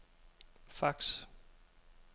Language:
Danish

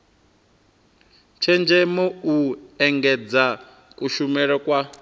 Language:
Venda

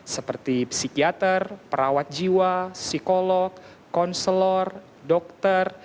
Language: Indonesian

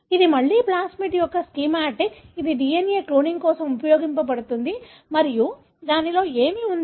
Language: Telugu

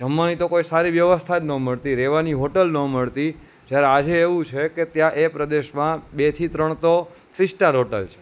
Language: Gujarati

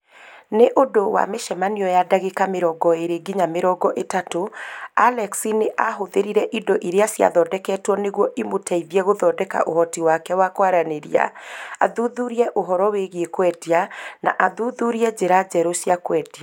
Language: Kikuyu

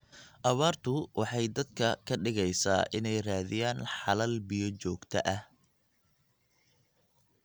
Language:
Somali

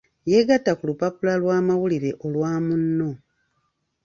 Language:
Ganda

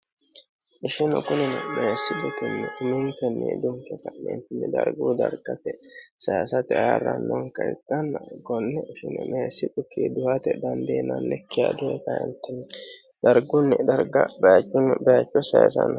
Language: Sidamo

